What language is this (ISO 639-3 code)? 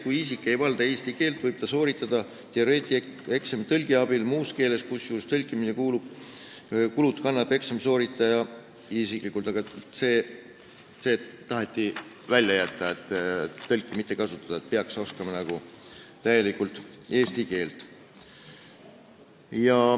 est